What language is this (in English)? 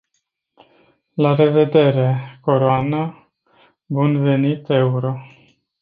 Romanian